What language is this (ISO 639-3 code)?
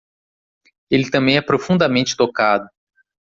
por